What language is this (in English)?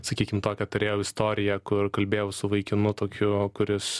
Lithuanian